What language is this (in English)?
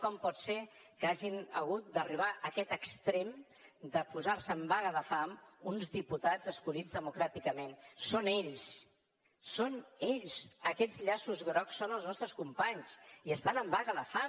Catalan